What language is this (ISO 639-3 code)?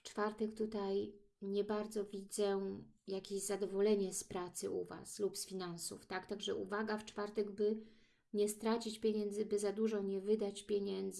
pol